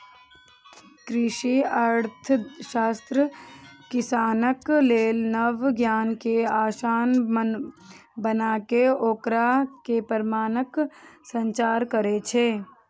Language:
Maithili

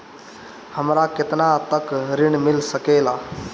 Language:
Bhojpuri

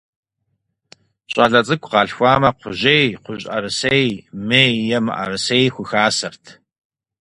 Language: Kabardian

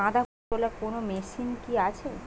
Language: Bangla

